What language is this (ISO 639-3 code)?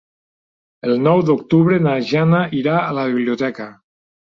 cat